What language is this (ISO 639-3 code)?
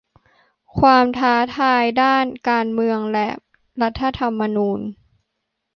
tha